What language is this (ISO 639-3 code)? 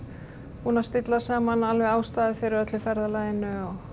isl